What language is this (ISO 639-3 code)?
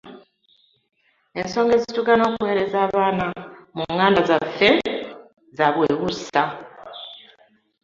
lug